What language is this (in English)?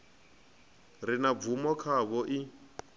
Venda